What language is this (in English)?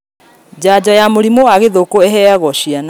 Kikuyu